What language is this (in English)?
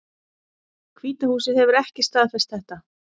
Icelandic